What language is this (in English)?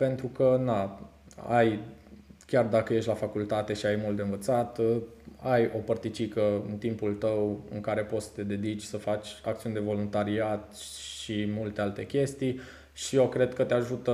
Romanian